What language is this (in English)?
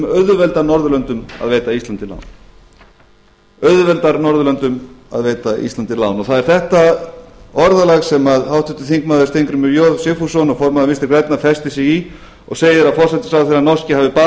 Icelandic